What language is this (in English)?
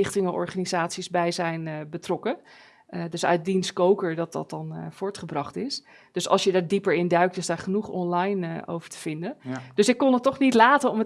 Dutch